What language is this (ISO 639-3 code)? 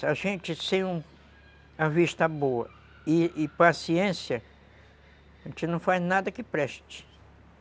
por